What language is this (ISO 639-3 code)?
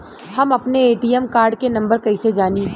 bho